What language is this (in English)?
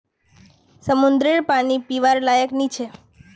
Magahi